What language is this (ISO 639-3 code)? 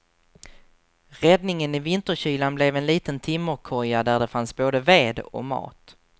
swe